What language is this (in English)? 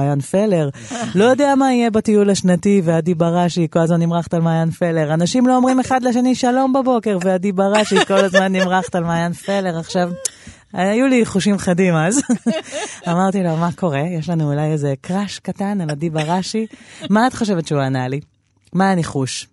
Hebrew